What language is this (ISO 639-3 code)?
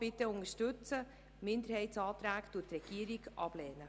gsw